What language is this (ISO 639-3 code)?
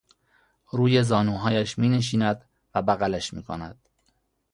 fas